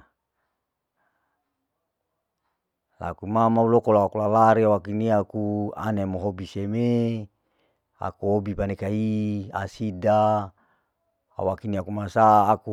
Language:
Larike-Wakasihu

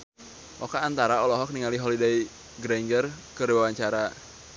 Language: Sundanese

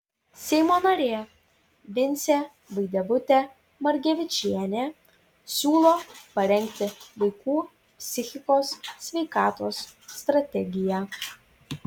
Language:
Lithuanian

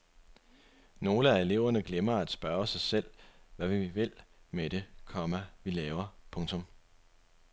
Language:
Danish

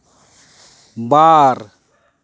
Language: Santali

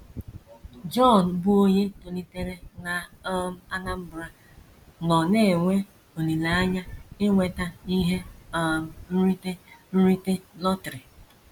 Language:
Igbo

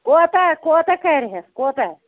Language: Kashmiri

